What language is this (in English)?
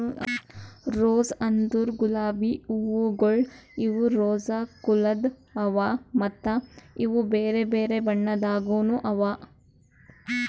Kannada